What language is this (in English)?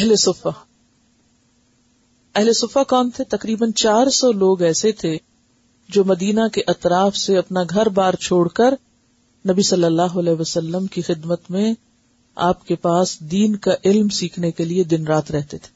Urdu